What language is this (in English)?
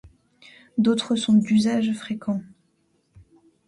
French